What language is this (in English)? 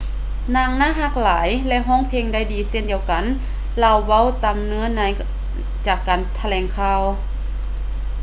Lao